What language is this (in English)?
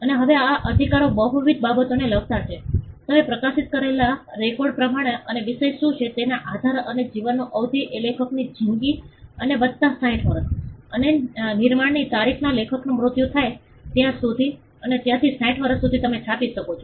Gujarati